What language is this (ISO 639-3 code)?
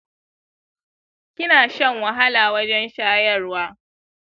hau